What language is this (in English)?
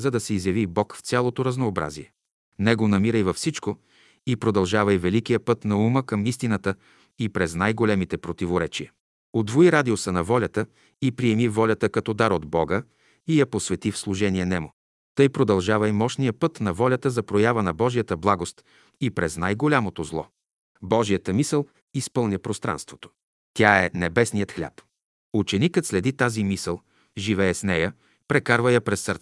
Bulgarian